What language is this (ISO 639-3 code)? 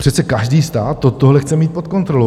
ces